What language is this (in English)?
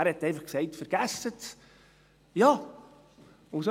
Swiss German